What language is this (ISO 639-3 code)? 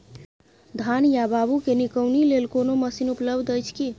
mai